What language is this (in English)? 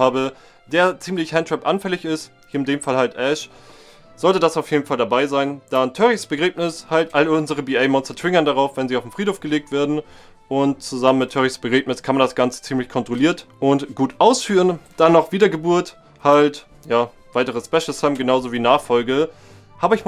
German